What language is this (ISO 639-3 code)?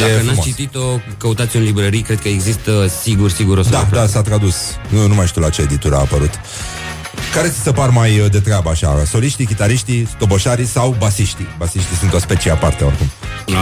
ron